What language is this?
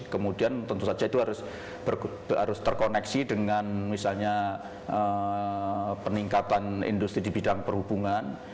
Indonesian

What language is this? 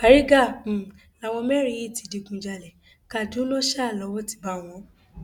Yoruba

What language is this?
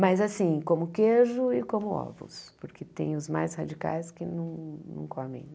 Portuguese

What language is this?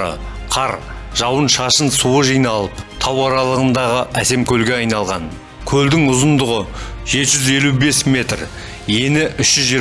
Turkish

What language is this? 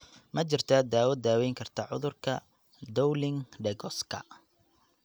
Somali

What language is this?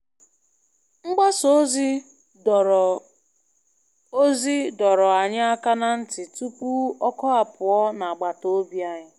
Igbo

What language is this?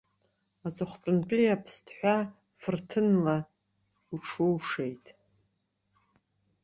Abkhazian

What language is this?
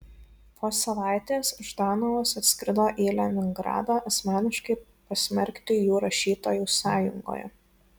Lithuanian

